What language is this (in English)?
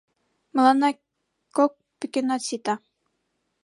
Mari